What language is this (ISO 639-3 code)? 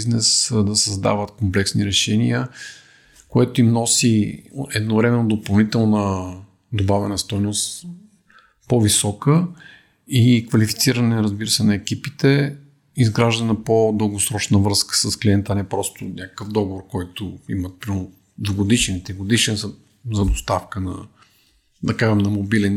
bul